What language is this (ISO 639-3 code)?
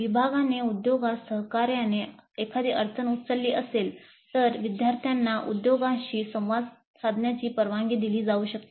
mar